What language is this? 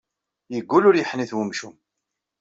Kabyle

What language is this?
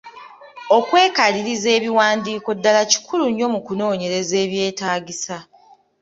Ganda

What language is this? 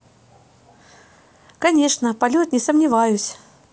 Russian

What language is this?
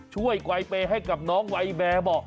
Thai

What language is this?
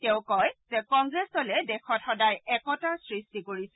Assamese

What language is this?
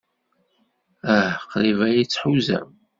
Kabyle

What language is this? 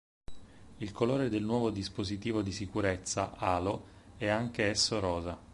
Italian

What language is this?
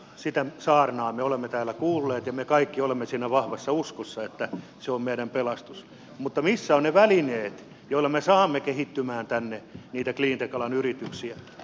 Finnish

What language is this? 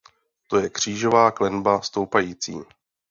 Czech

